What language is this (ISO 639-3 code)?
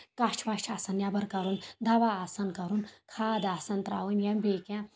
kas